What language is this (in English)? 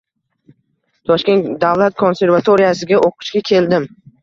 Uzbek